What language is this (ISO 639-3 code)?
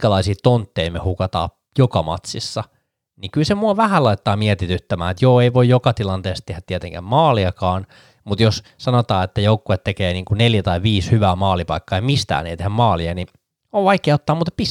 fin